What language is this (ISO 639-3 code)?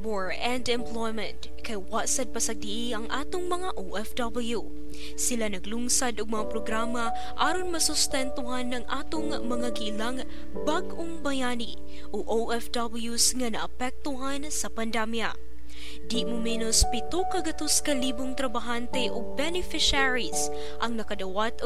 fil